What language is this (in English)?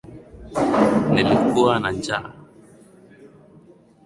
Swahili